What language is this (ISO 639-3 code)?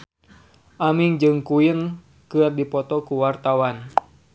sun